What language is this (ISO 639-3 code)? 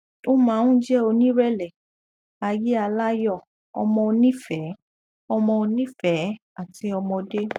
yor